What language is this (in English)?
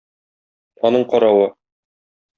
Tatar